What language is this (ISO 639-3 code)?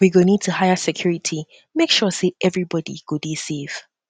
pcm